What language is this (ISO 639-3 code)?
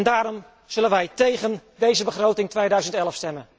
nld